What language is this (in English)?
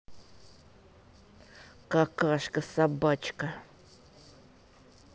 Russian